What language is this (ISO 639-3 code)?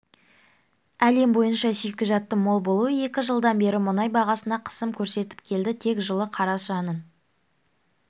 kaz